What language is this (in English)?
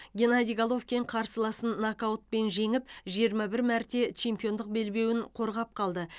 Kazakh